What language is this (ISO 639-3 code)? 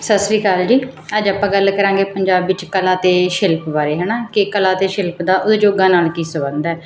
pan